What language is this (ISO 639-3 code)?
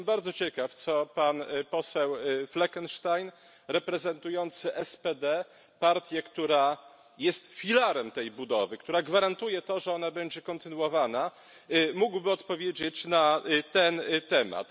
pol